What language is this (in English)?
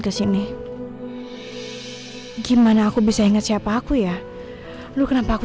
Indonesian